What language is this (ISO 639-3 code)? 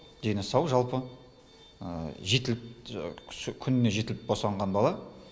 kaz